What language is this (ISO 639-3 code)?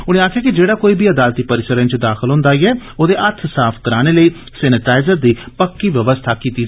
doi